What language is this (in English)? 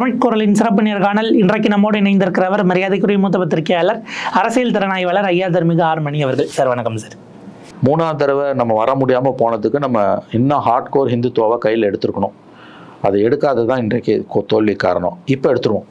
Tamil